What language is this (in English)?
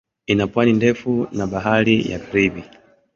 Swahili